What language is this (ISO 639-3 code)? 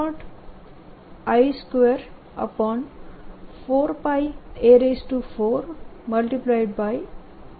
guj